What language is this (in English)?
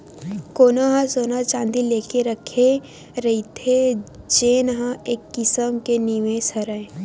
Chhattisgarhi